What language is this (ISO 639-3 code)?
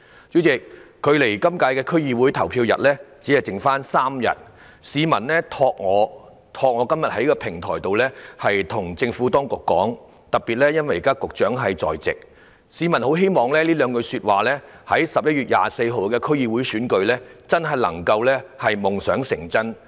yue